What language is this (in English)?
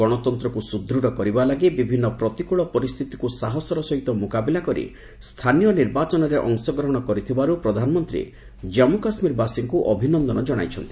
Odia